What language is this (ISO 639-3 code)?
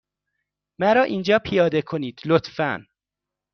fas